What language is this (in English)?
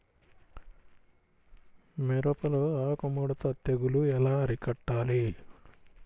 Telugu